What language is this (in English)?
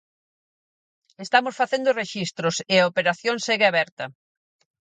Galician